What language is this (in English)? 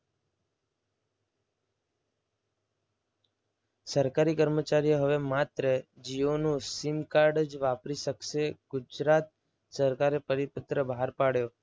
Gujarati